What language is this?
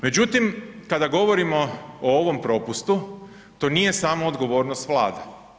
Croatian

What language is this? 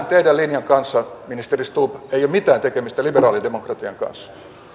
Finnish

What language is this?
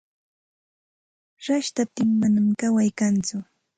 Santa Ana de Tusi Pasco Quechua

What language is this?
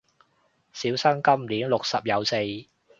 Cantonese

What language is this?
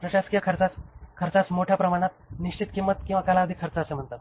Marathi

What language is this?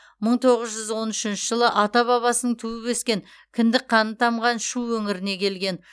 Kazakh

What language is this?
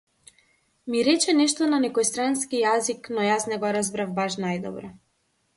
Macedonian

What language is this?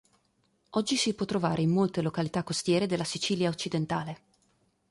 Italian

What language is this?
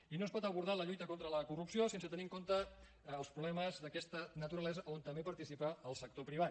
Catalan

